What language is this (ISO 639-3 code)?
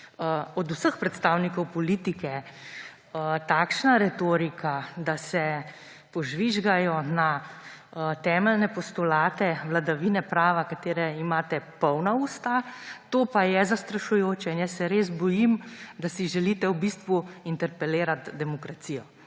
slv